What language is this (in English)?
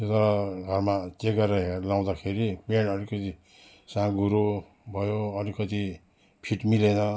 Nepali